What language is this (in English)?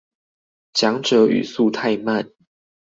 Chinese